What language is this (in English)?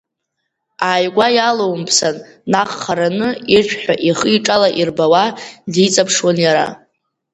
Abkhazian